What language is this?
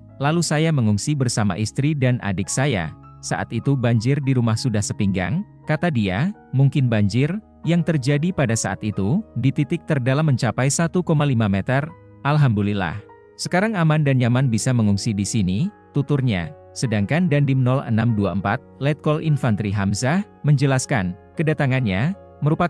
Indonesian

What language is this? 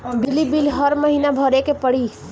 Bhojpuri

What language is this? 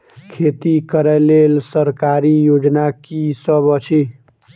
Maithili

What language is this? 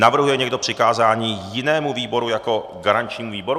Czech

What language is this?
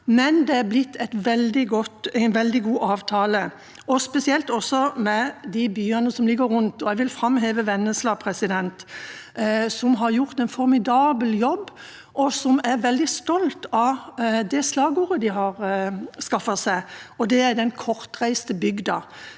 Norwegian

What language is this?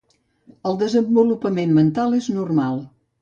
Catalan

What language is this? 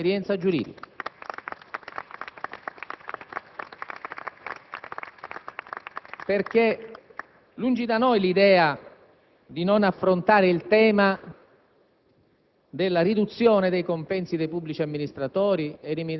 Italian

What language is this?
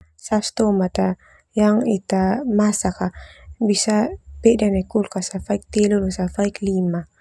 Termanu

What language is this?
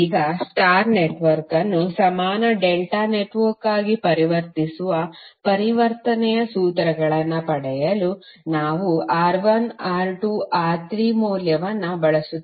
Kannada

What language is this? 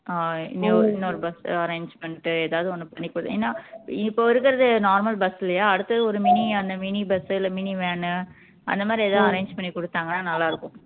Tamil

